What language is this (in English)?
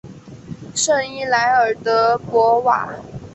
Chinese